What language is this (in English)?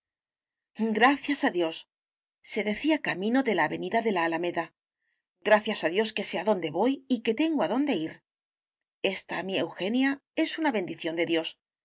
Spanish